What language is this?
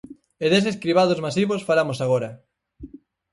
Galician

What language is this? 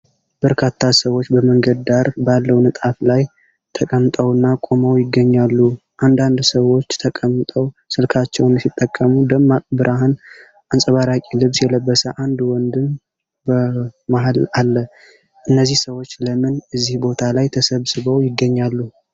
Amharic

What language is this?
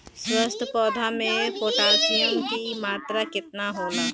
Bhojpuri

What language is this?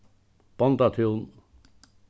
Faroese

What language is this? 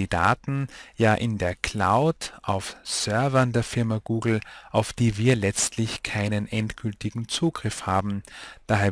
German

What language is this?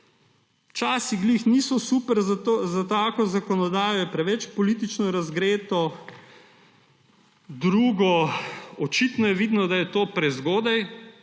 Slovenian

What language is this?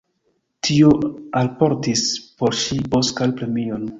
Esperanto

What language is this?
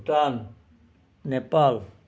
Assamese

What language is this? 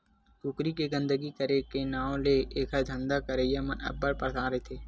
Chhattisgarhi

